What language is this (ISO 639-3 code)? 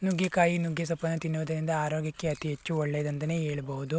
kan